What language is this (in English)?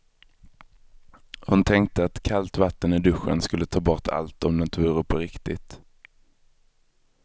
Swedish